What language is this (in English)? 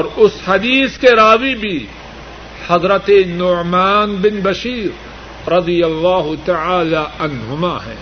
Urdu